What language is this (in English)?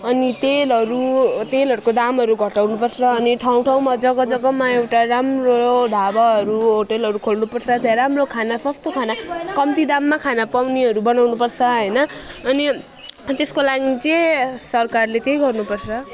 Nepali